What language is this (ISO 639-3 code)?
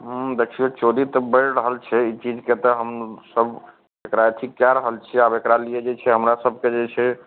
mai